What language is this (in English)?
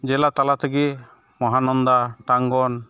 Santali